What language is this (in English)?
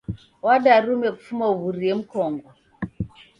Taita